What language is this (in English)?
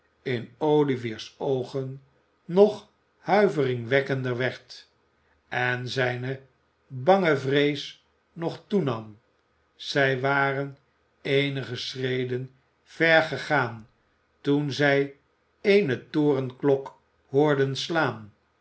Dutch